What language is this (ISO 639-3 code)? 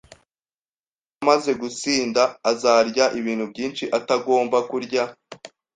kin